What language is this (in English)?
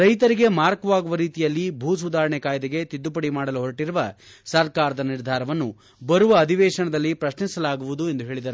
Kannada